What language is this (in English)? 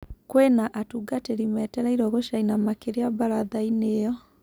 Kikuyu